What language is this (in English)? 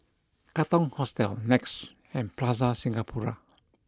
English